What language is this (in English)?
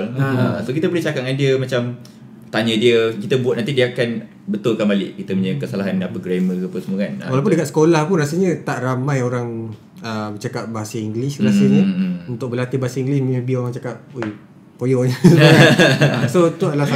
Malay